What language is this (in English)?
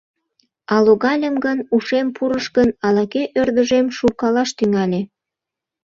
Mari